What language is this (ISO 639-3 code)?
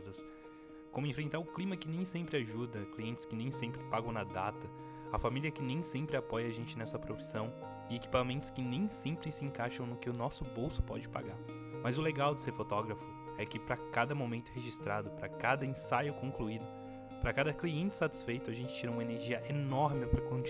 por